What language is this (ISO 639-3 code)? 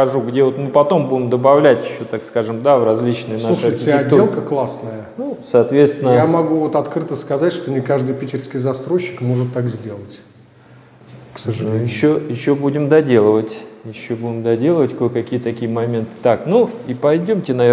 rus